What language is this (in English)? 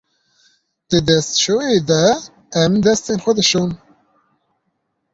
Kurdish